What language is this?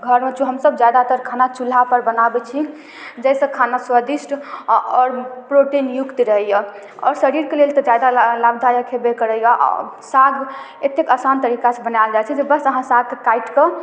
Maithili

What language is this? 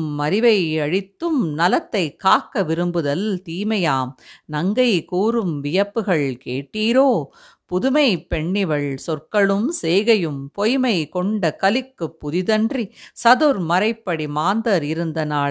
Tamil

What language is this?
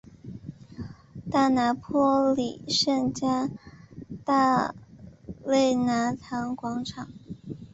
Chinese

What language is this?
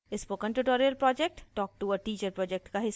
Hindi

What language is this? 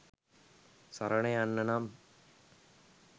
Sinhala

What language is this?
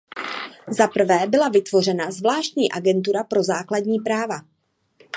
Czech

